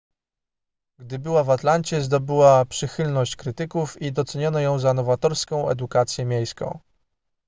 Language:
Polish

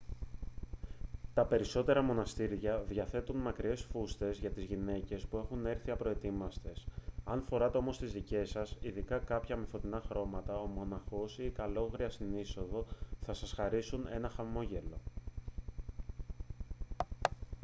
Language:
Greek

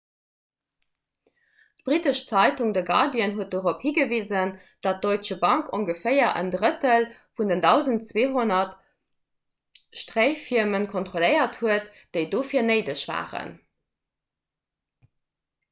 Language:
Luxembourgish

